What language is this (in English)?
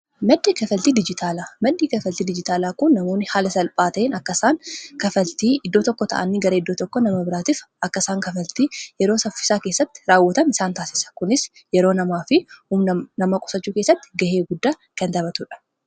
Oromo